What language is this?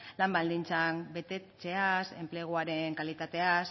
Basque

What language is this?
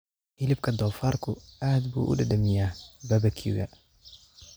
Somali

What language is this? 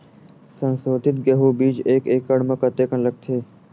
Chhattisgarhi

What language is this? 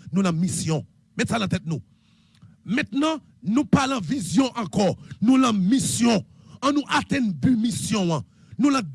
French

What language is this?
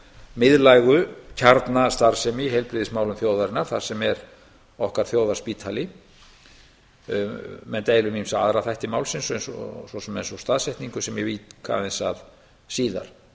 Icelandic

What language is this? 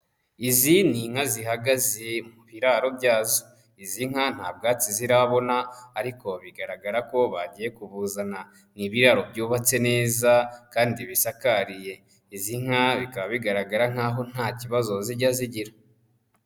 Kinyarwanda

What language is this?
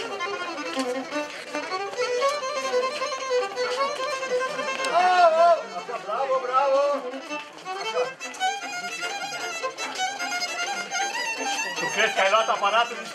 Romanian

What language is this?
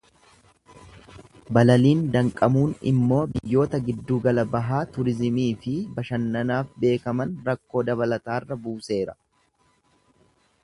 Oromo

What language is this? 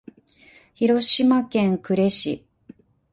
Japanese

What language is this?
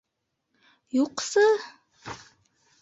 Bashkir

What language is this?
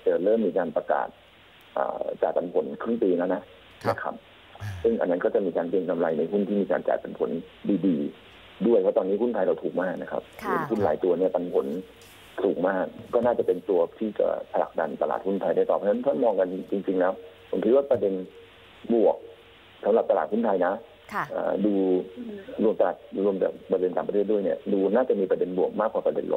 Thai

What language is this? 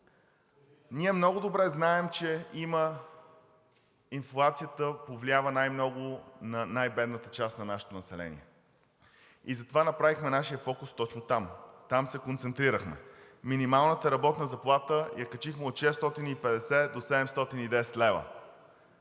Bulgarian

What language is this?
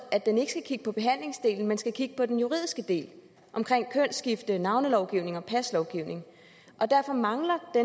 Danish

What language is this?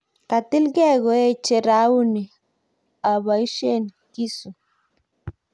Kalenjin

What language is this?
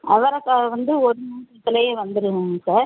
Tamil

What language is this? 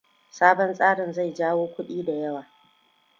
Hausa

